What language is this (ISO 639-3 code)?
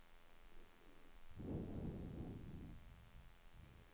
swe